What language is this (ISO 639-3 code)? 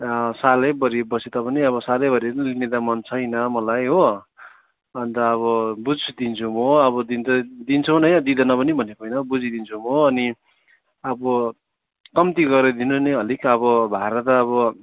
nep